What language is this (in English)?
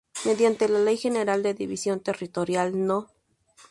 Spanish